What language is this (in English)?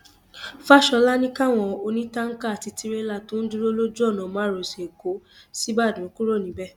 Yoruba